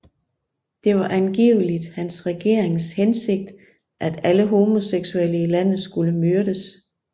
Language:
Danish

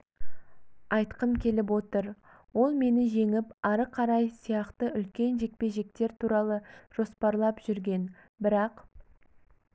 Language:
Kazakh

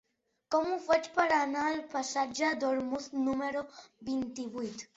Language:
Catalan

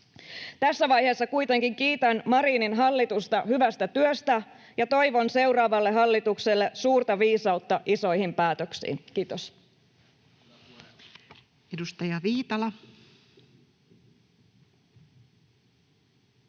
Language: Finnish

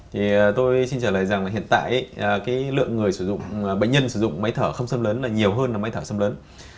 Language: Vietnamese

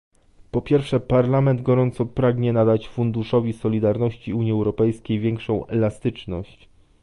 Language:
Polish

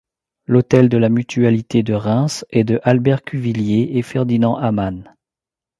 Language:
French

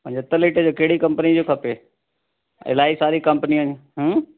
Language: Sindhi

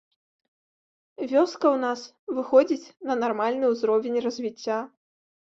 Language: Belarusian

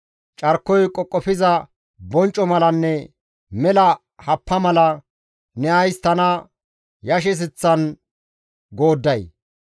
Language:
Gamo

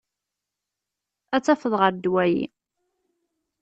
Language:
Kabyle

